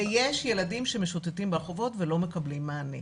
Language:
Hebrew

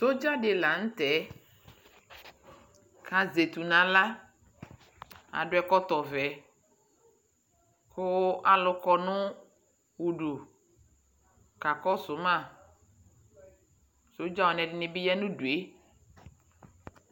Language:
Ikposo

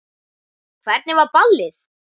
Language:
Icelandic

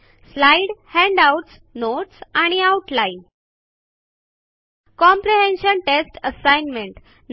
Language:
Marathi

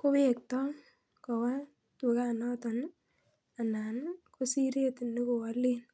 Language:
Kalenjin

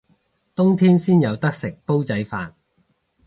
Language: Cantonese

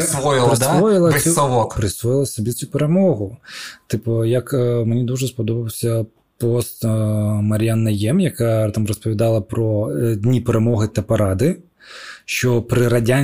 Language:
Ukrainian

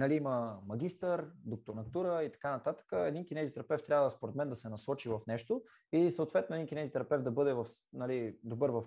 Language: Bulgarian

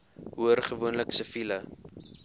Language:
Afrikaans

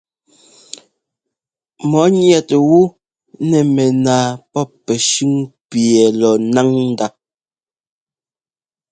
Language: Ngomba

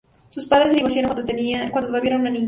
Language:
Spanish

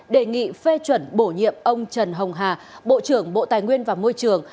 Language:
Vietnamese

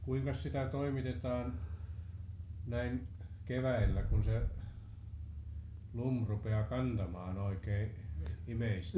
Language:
Finnish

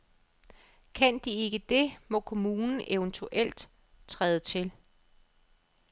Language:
Danish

